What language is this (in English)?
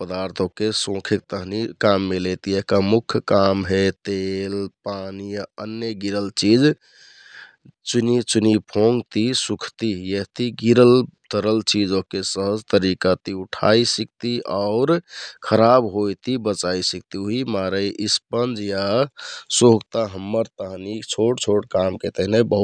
Kathoriya Tharu